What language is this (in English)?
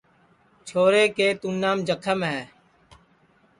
Sansi